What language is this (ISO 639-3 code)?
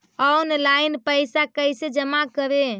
mag